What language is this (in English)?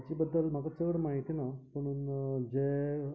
Konkani